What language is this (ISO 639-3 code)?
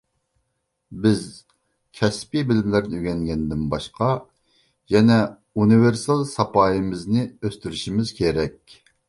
uig